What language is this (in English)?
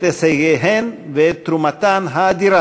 Hebrew